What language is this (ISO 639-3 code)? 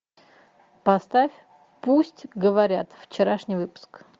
rus